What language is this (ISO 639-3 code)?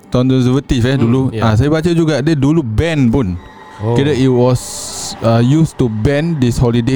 msa